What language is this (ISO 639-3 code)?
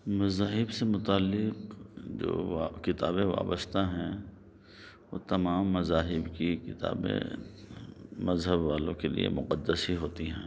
urd